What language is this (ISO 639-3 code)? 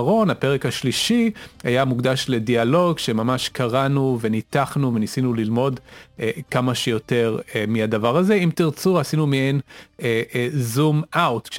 heb